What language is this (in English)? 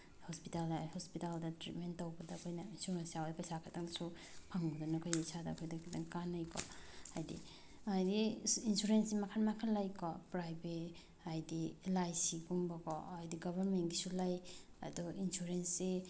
Manipuri